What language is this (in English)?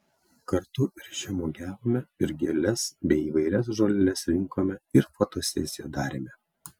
Lithuanian